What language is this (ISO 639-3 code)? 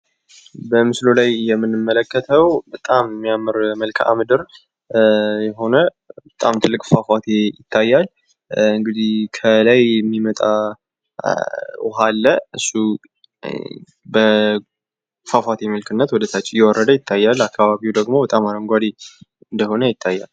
amh